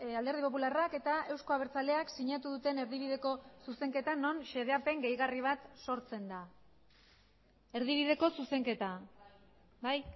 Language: Basque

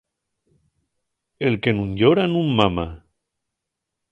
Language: Asturian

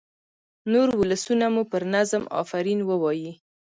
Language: Pashto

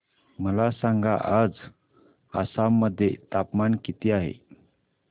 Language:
Marathi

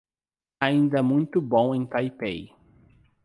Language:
Portuguese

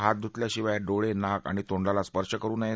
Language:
Marathi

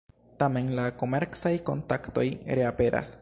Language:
Esperanto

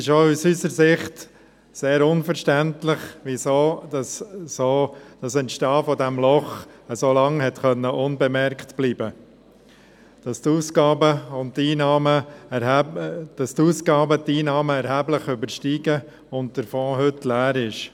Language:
Swiss German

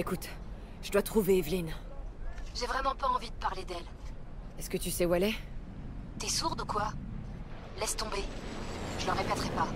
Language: French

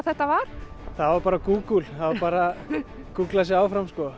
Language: Icelandic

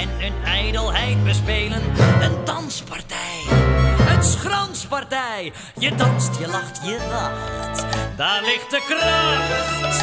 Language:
Dutch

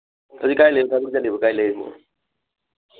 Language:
Manipuri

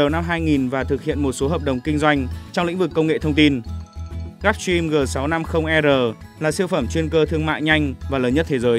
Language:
Vietnamese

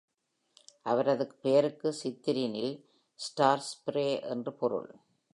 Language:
Tamil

